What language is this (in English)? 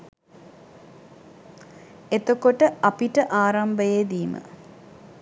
Sinhala